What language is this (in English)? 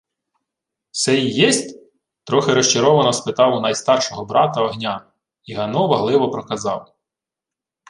Ukrainian